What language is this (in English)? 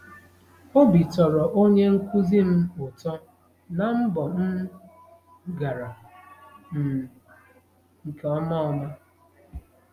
Igbo